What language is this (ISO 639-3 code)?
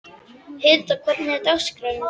isl